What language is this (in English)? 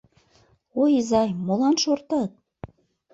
Mari